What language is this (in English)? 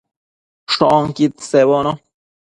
Matsés